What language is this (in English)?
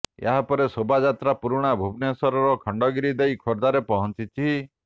Odia